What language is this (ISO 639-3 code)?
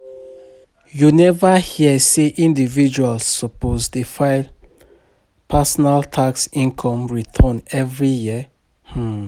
pcm